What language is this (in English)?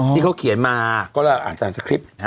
Thai